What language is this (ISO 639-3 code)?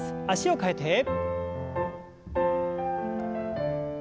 jpn